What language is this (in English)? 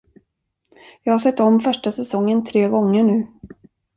Swedish